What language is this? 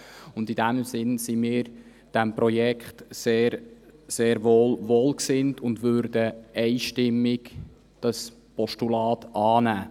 Swiss German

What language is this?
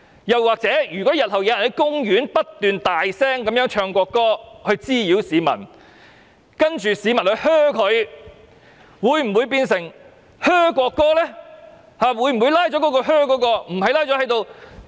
Cantonese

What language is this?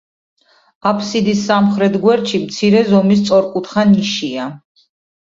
Georgian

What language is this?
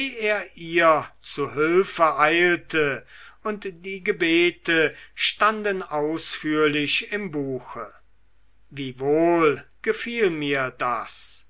German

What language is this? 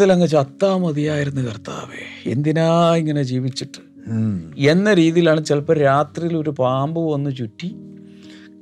Malayalam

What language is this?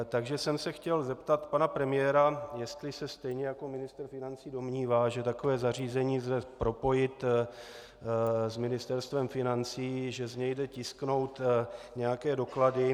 Czech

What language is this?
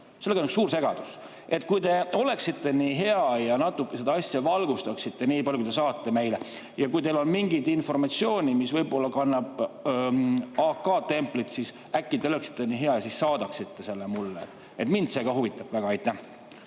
Estonian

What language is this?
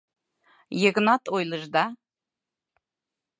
Mari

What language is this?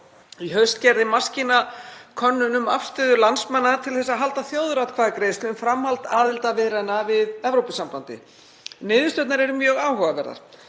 Icelandic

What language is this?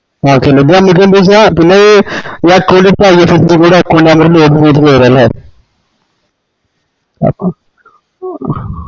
Malayalam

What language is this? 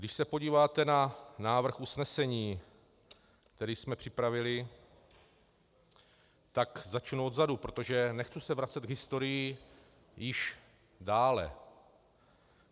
Czech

